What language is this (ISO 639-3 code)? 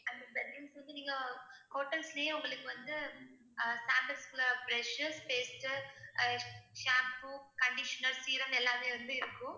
tam